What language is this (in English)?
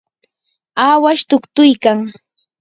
Yanahuanca Pasco Quechua